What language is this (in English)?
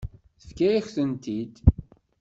Kabyle